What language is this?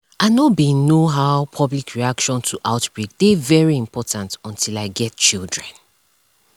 Nigerian Pidgin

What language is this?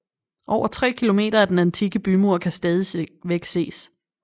Danish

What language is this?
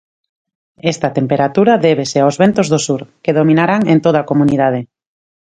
Galician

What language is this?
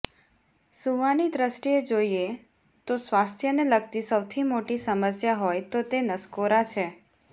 Gujarati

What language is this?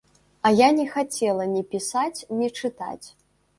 Belarusian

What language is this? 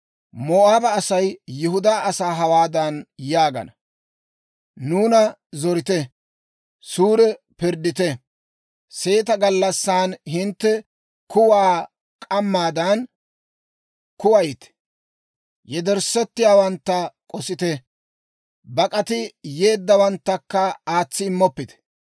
Dawro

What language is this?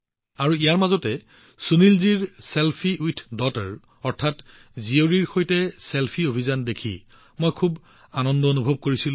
Assamese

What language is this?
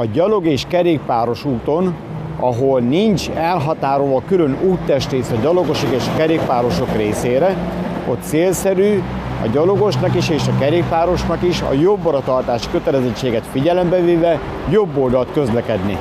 Hungarian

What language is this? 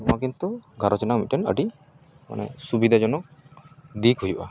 Santali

